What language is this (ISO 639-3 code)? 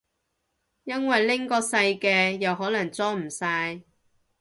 yue